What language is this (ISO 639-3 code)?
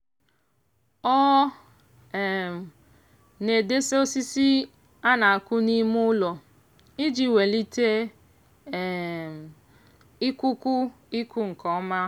ibo